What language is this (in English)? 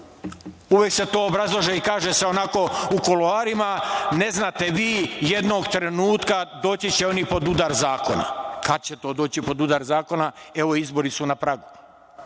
Serbian